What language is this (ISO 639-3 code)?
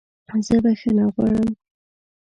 pus